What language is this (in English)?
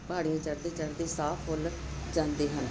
Punjabi